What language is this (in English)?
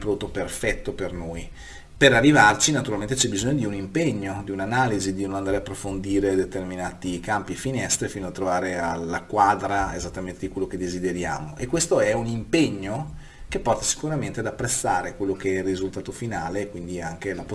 Italian